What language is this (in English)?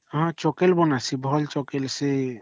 Odia